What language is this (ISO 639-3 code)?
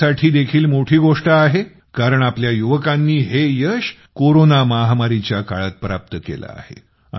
mar